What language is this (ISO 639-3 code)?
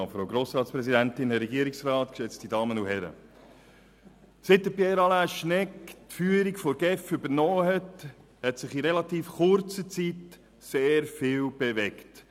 gsw